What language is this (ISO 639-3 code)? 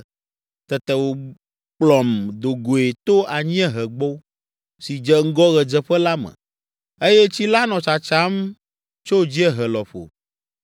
ewe